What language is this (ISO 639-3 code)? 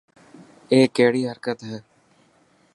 mki